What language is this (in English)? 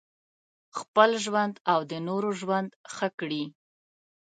Pashto